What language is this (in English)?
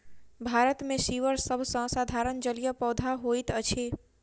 Maithili